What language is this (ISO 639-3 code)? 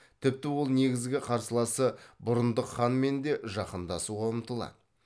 kaz